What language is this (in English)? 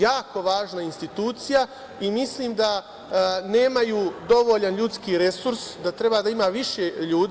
Serbian